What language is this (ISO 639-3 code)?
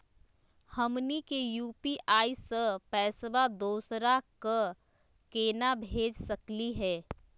mag